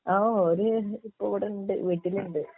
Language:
Malayalam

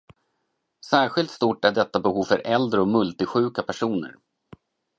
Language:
Swedish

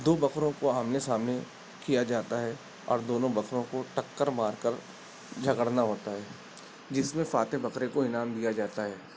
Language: Urdu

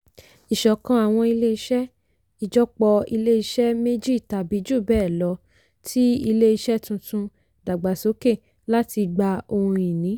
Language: Yoruba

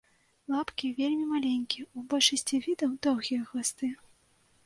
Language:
Belarusian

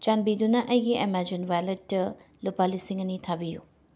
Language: Manipuri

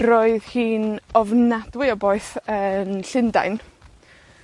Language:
Welsh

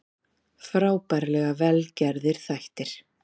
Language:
Icelandic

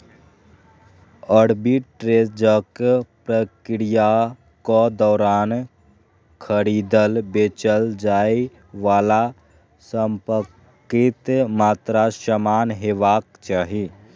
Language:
Maithili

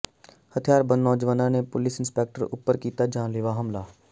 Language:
Punjabi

